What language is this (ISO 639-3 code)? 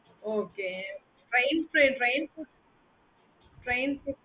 tam